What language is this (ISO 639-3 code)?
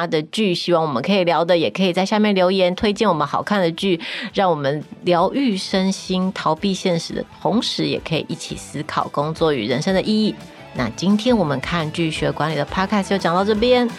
zho